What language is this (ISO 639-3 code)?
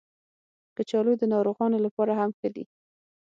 pus